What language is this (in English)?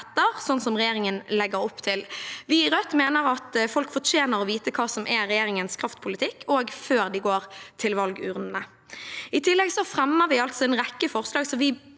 Norwegian